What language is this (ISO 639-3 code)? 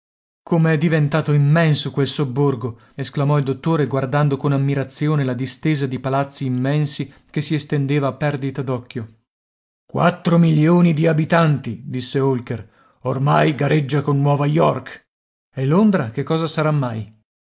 ita